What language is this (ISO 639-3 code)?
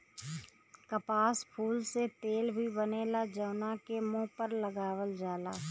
bho